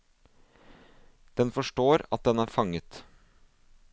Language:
Norwegian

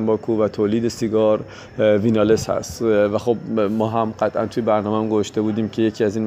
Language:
Persian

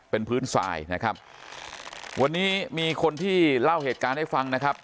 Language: Thai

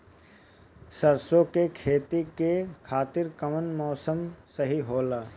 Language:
Bhojpuri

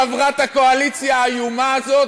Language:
Hebrew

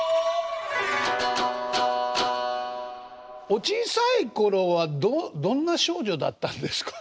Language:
Japanese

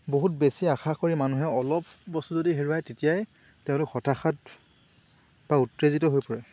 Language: Assamese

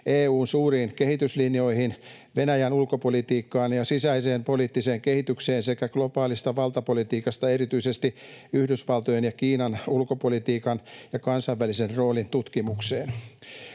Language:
Finnish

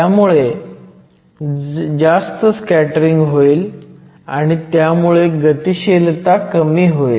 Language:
Marathi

